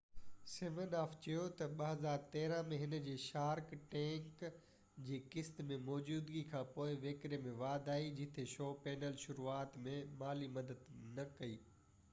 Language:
Sindhi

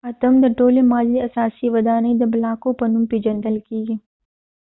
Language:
Pashto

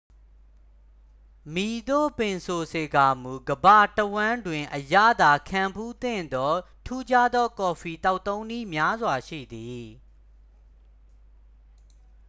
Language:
Burmese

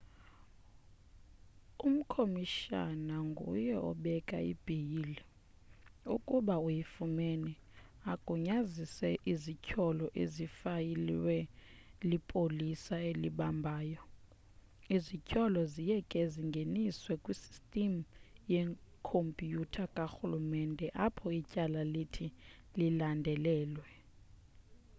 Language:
Xhosa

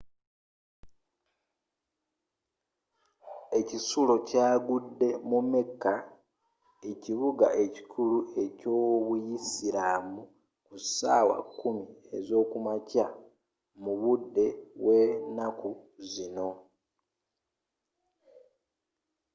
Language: Ganda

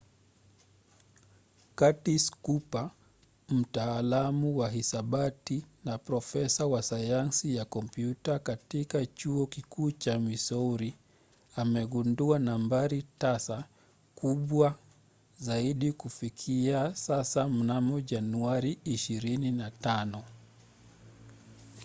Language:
Swahili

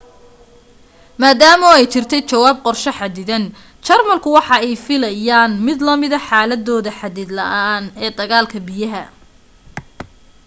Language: Somali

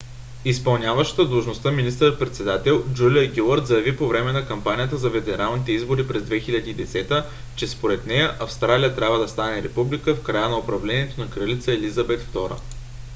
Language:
Bulgarian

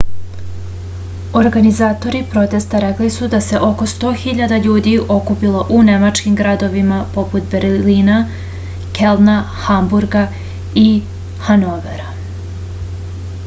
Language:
Serbian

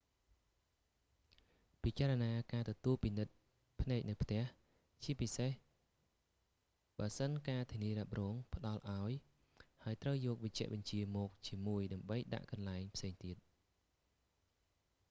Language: Khmer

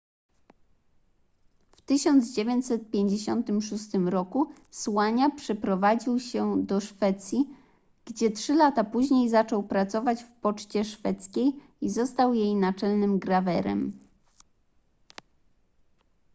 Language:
Polish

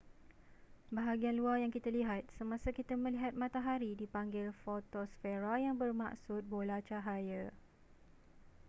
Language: Malay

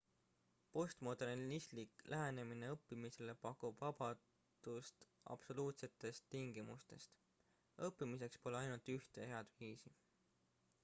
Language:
Estonian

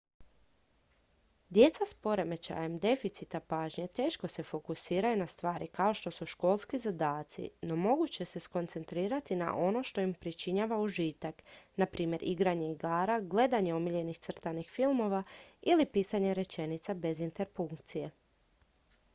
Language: Croatian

